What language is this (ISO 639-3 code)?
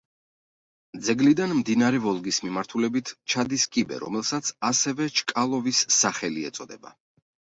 kat